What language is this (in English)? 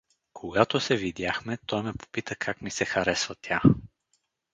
Bulgarian